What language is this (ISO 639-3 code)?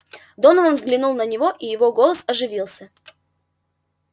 rus